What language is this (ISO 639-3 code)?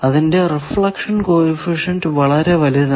mal